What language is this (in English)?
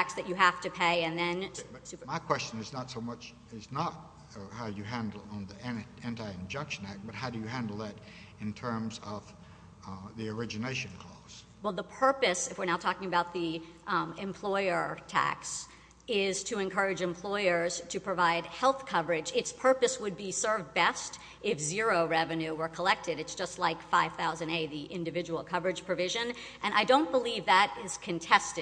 English